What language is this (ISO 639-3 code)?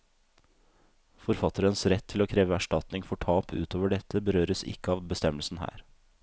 nor